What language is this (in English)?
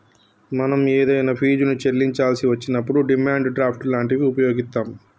Telugu